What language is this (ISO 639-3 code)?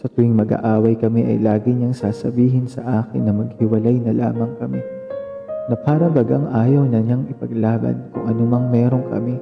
fil